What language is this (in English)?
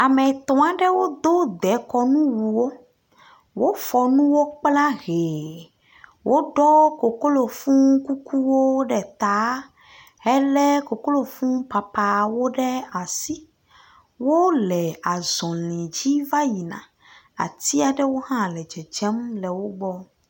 Ewe